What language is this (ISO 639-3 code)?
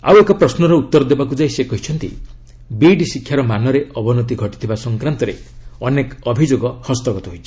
ori